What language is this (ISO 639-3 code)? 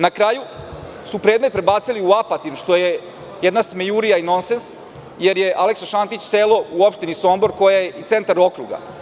srp